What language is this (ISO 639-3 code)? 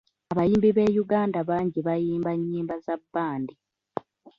lug